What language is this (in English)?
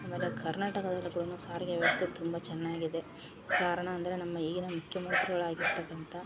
Kannada